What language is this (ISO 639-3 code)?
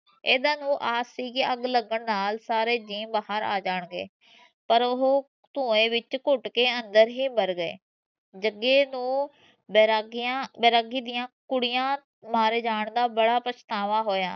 pan